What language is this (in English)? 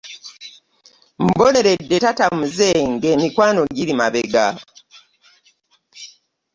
Ganda